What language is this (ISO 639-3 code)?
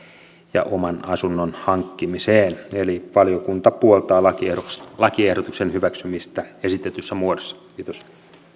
fin